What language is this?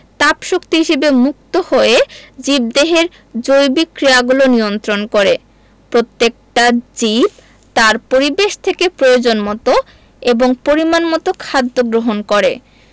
Bangla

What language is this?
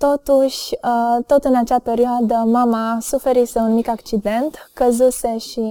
Romanian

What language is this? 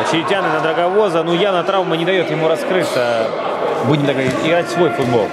Russian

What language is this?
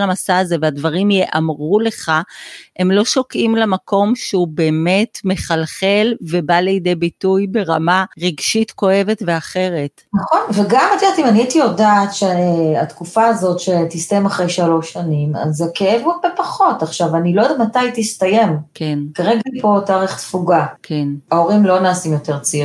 Hebrew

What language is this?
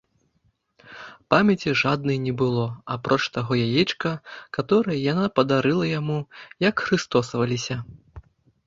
Belarusian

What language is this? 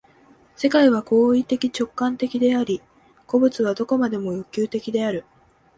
Japanese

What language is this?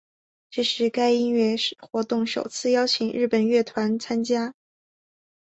Chinese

